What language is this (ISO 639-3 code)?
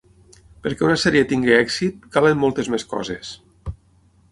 cat